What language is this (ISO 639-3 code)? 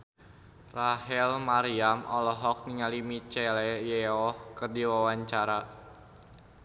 sun